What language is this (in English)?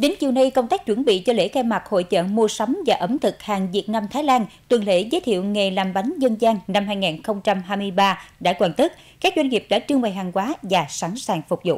Vietnamese